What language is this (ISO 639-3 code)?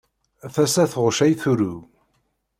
kab